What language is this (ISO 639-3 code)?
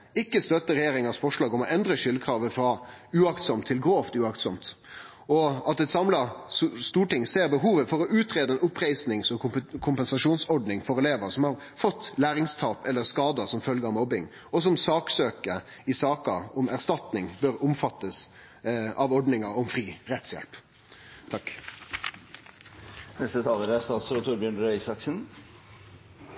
nno